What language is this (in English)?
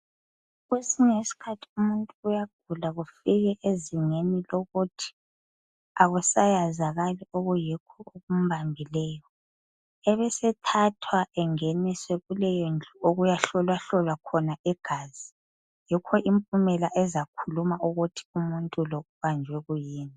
North Ndebele